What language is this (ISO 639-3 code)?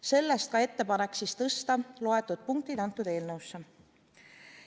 est